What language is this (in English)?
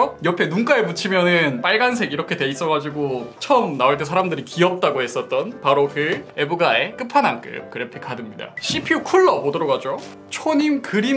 Korean